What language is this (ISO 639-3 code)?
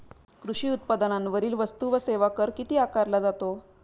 mar